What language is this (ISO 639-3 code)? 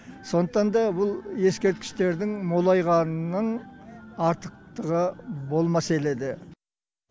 kaz